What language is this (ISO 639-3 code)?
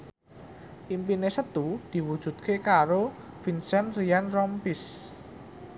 jav